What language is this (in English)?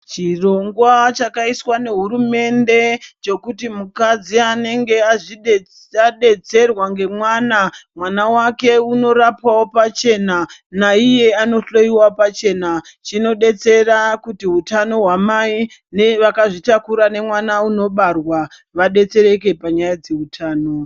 Ndau